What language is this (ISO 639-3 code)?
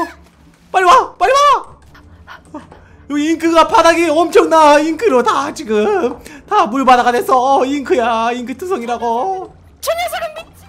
kor